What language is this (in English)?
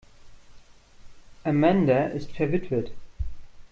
German